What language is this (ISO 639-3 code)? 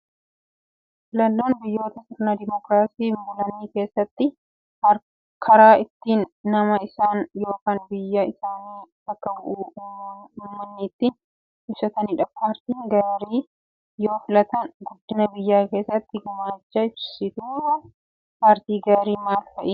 orm